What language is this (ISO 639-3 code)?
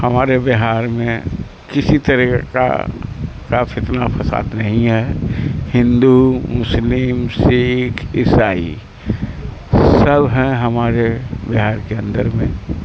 urd